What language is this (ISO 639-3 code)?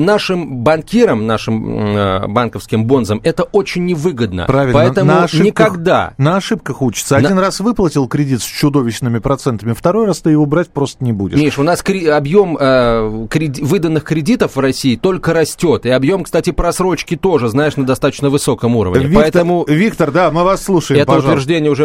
rus